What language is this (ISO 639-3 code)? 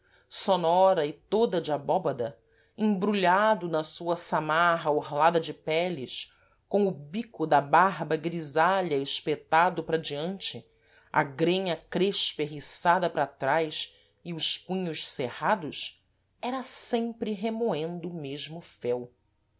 por